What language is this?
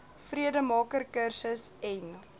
Afrikaans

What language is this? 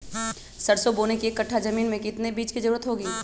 Magahi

